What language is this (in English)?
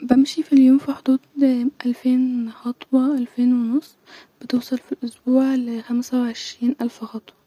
Egyptian Arabic